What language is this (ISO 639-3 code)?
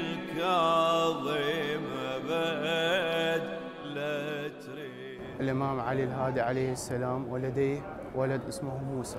ara